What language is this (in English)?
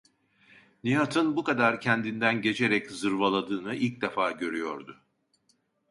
Turkish